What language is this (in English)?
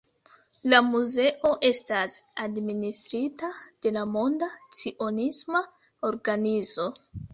Esperanto